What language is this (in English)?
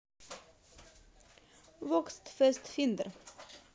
Russian